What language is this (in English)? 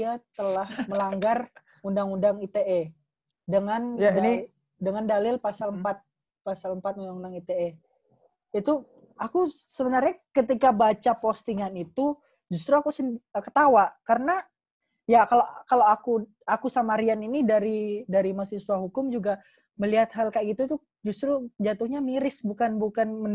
Indonesian